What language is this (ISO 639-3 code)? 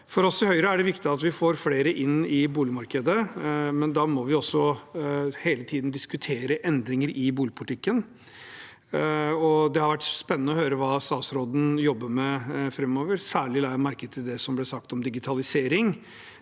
nor